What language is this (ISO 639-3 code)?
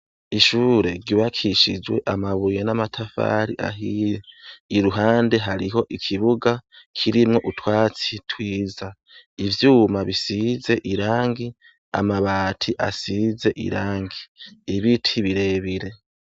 run